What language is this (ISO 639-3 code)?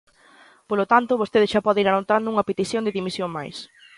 glg